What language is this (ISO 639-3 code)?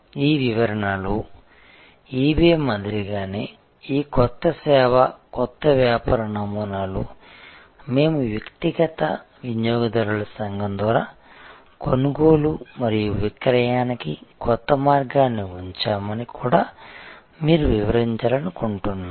tel